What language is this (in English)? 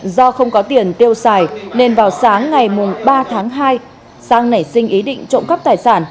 Vietnamese